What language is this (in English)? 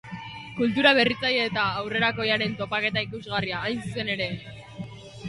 Basque